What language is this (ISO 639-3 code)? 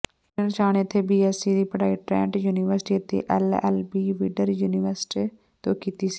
pan